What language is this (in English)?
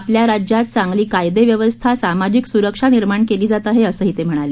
Marathi